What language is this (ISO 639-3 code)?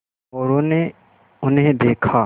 hin